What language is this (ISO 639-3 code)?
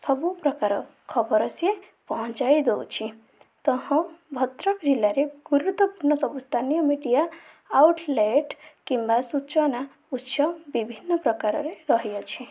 ori